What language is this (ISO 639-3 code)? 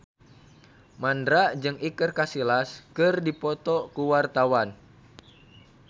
sun